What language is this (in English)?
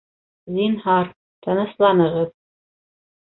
Bashkir